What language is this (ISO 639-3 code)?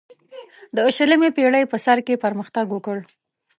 pus